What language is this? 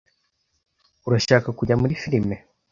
Kinyarwanda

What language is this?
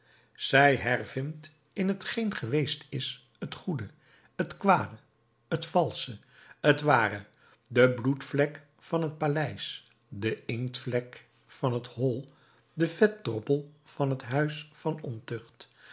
Dutch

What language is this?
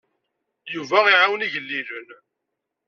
Kabyle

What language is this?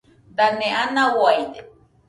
Nüpode Huitoto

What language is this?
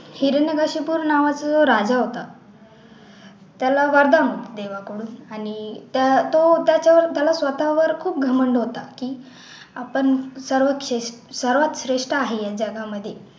Marathi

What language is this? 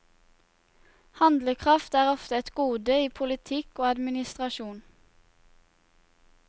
Norwegian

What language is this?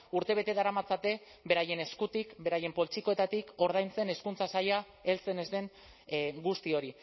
Basque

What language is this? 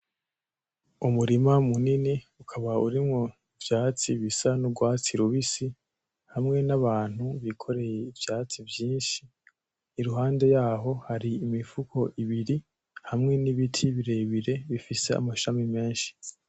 Rundi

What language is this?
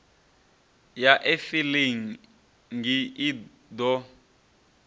Venda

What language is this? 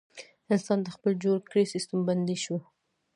Pashto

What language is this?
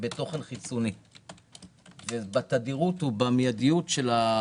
Hebrew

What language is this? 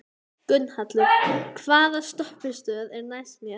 Icelandic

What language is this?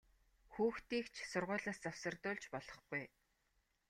Mongolian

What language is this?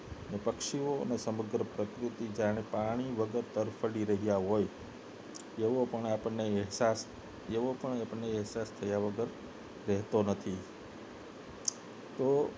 Gujarati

